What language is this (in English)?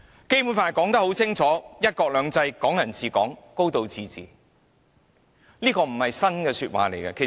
Cantonese